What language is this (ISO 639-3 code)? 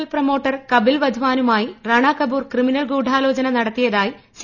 mal